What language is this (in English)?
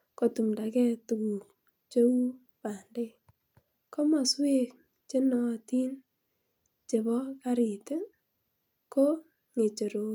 Kalenjin